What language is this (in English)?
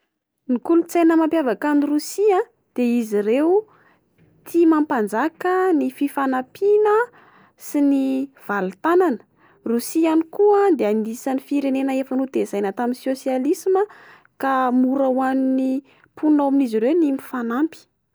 Malagasy